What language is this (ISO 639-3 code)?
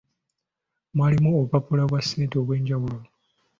lug